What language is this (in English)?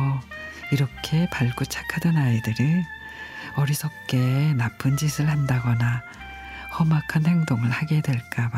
Korean